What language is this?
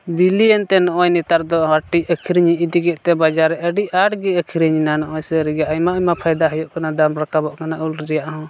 Santali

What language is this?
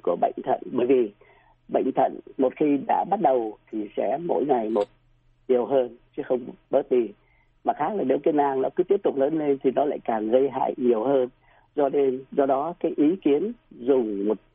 Vietnamese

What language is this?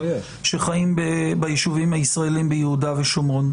Hebrew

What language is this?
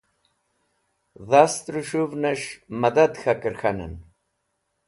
Wakhi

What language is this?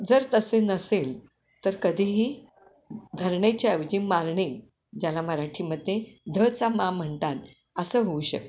Marathi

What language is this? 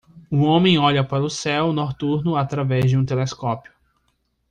Portuguese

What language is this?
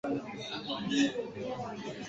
Swahili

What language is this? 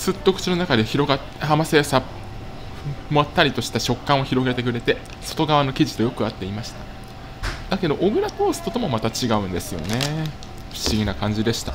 Japanese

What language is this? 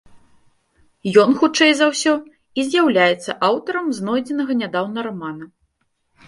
Belarusian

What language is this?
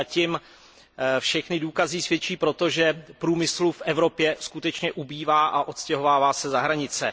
Czech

